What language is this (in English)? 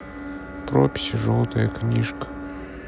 Russian